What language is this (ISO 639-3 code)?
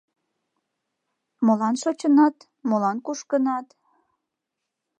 chm